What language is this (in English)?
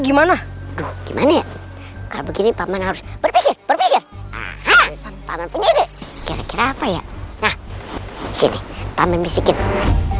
Indonesian